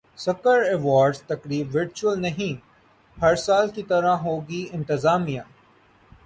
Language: Urdu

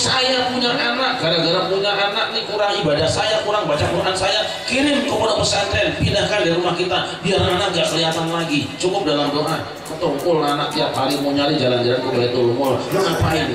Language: Indonesian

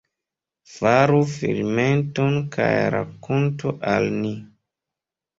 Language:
Esperanto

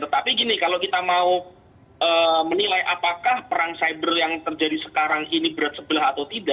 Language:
Indonesian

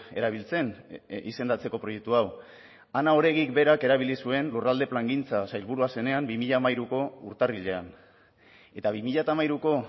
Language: Basque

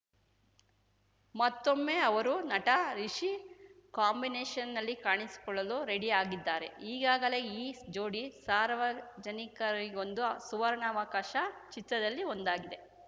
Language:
Kannada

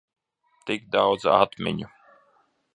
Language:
Latvian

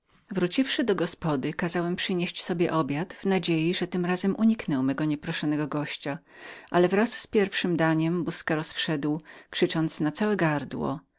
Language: Polish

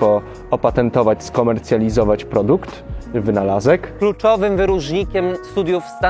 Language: Polish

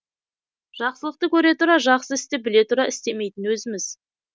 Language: Kazakh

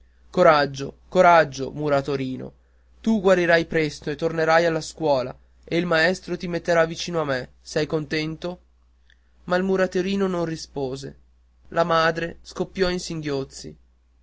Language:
Italian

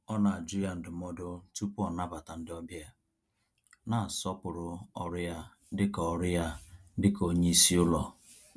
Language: Igbo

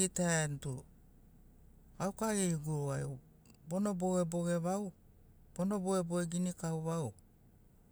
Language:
Sinaugoro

